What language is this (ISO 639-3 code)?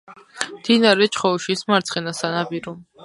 kat